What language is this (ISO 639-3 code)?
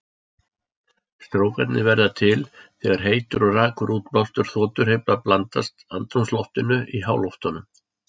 isl